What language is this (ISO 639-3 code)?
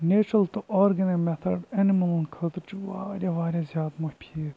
kas